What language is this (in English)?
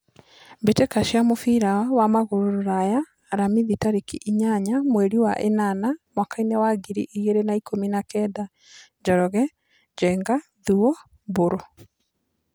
Kikuyu